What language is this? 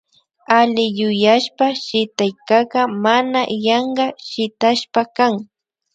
Imbabura Highland Quichua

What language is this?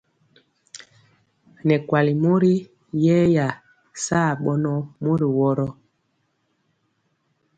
Mpiemo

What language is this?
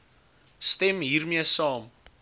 Afrikaans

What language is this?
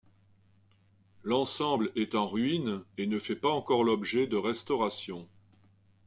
French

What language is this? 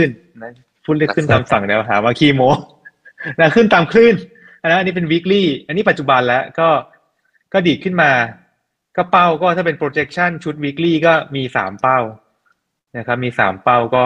Thai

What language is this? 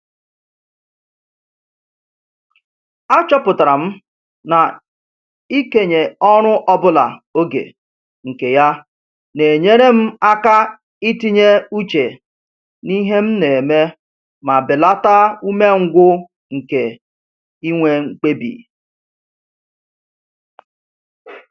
Igbo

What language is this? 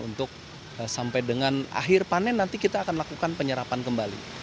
Indonesian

